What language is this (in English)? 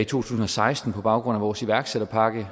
Danish